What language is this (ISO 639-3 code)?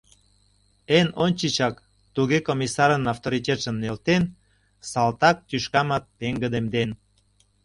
chm